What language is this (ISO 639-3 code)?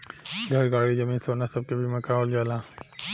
bho